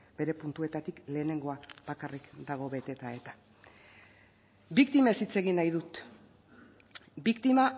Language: Basque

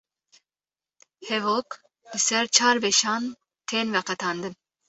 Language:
Kurdish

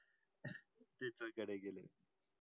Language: Marathi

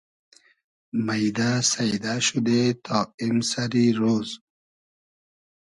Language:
Hazaragi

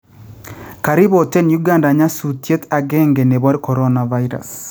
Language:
Kalenjin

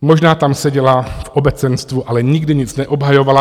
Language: Czech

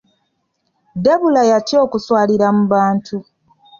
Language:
Ganda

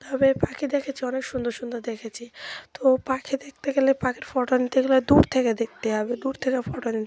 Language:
Bangla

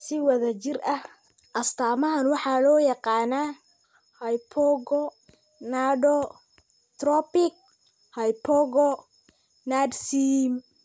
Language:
Somali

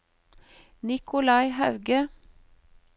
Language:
Norwegian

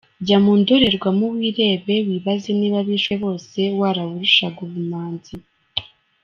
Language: Kinyarwanda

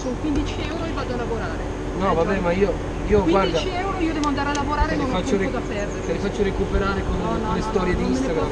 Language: Italian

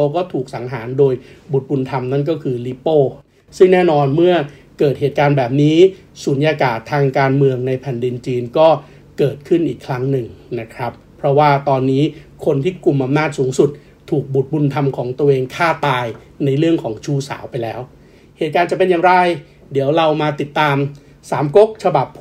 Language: Thai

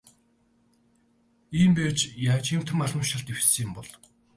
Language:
Mongolian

